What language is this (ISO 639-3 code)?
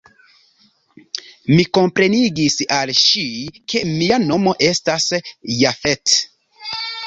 epo